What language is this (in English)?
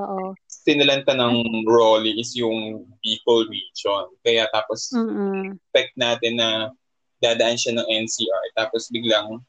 Filipino